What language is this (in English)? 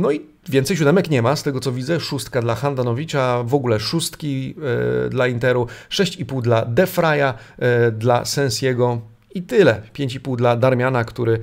Polish